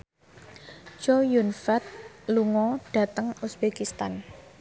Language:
Javanese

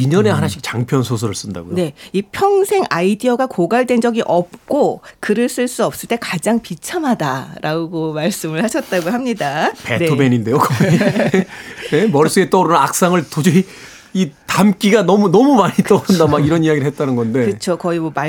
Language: Korean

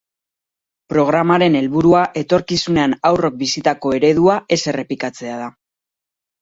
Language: Basque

